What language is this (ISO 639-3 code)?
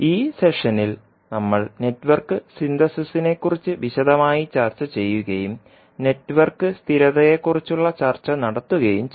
mal